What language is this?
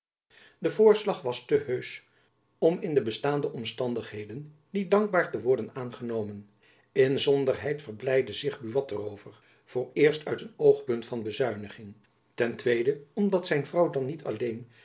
Dutch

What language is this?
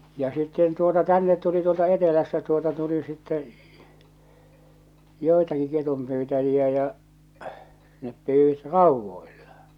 Finnish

